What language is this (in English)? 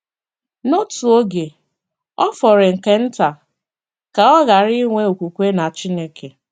Igbo